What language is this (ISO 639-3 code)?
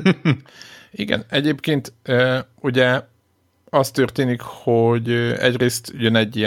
hun